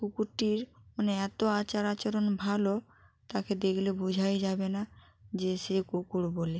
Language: Bangla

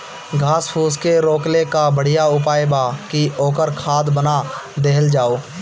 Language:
Bhojpuri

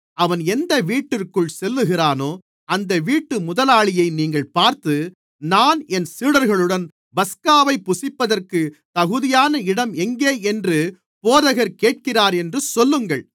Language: Tamil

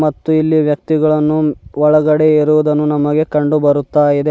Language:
Kannada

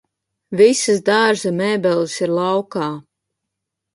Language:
Latvian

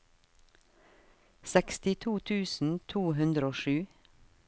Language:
Norwegian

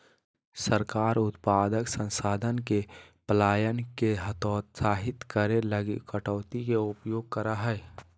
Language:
Magahi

